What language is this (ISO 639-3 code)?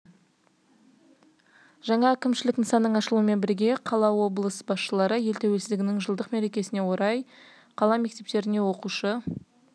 kaz